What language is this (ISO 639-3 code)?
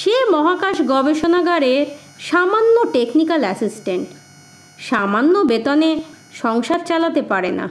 ben